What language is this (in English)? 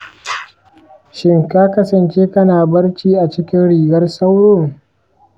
Hausa